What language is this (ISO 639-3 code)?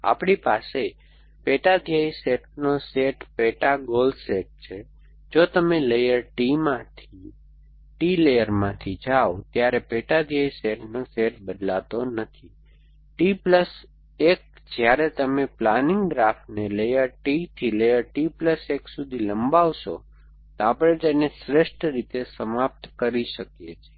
guj